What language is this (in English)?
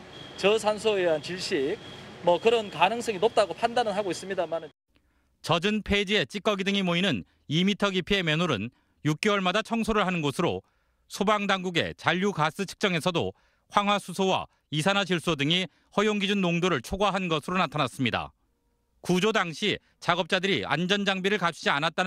Korean